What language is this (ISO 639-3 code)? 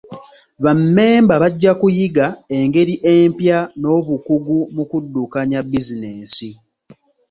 lug